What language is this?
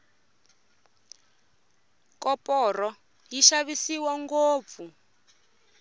Tsonga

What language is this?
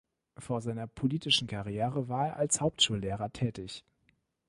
German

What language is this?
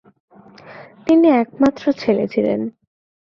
Bangla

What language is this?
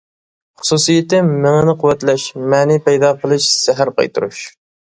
Uyghur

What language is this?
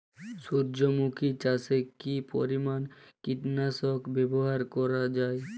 Bangla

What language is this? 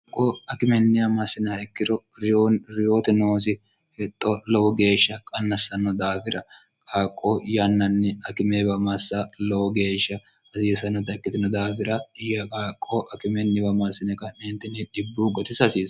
Sidamo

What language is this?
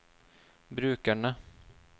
Norwegian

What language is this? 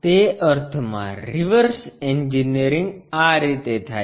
Gujarati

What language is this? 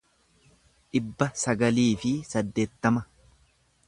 Oromo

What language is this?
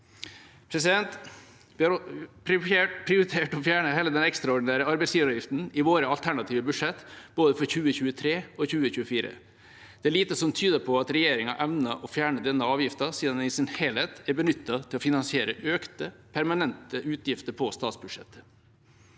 Norwegian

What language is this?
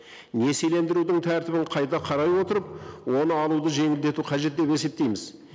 Kazakh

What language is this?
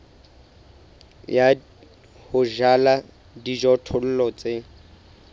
Southern Sotho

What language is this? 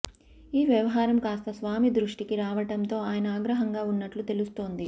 Telugu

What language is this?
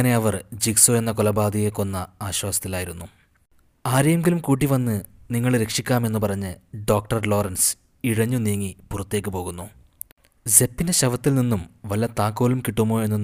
Malayalam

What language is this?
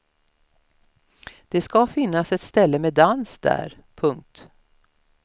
Swedish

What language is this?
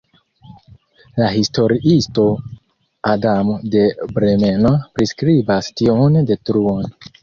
Esperanto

